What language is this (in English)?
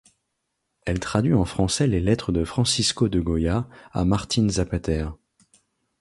French